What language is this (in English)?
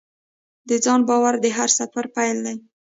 Pashto